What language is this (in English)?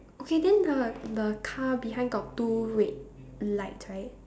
English